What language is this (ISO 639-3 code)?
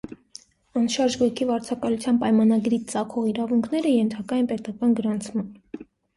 hye